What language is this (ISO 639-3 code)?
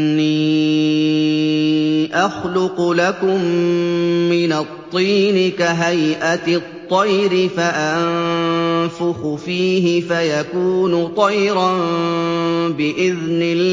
ara